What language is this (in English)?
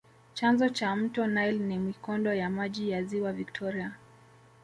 Swahili